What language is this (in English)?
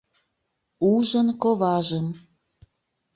Mari